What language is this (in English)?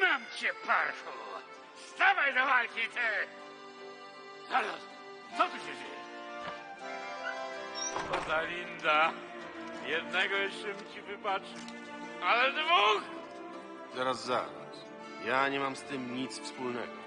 Polish